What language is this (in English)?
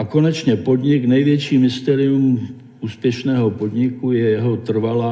Czech